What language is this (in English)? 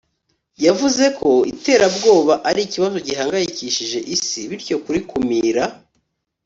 Kinyarwanda